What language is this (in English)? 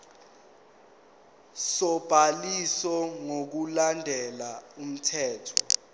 Zulu